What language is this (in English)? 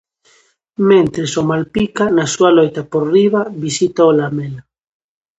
Galician